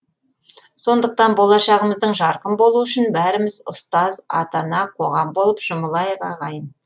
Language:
Kazakh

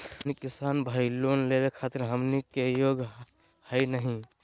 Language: Magahi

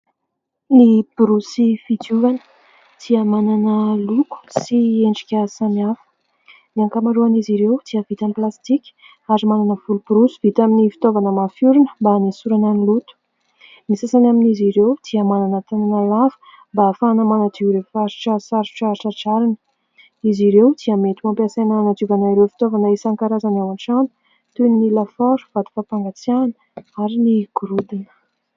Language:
Malagasy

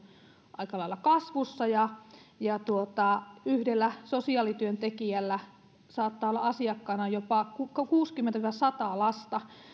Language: Finnish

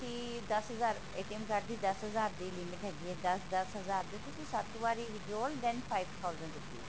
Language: Punjabi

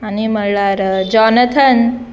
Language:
Konkani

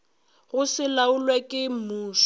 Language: Northern Sotho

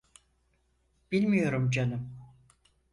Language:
Turkish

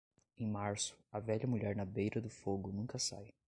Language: Portuguese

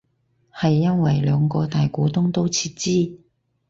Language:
Cantonese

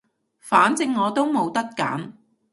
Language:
Cantonese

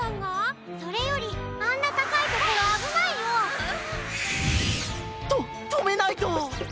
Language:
Japanese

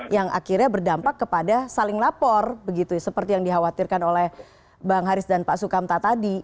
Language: Indonesian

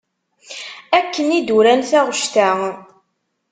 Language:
Kabyle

